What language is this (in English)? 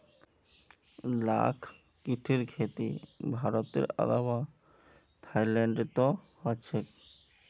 Magahi